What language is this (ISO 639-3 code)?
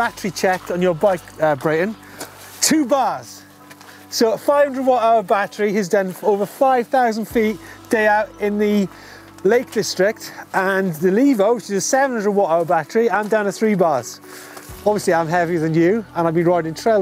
eng